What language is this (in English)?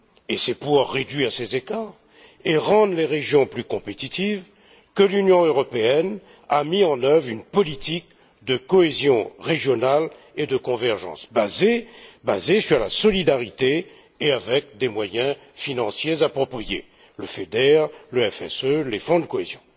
French